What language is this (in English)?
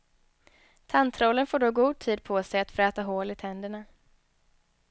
Swedish